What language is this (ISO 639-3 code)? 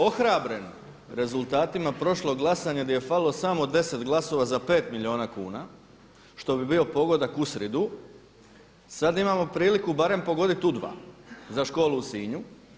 hrv